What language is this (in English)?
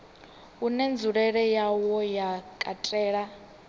Venda